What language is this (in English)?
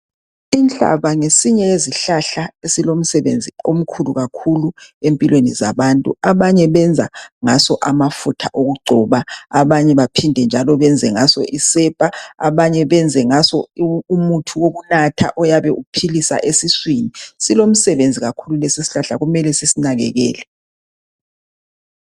North Ndebele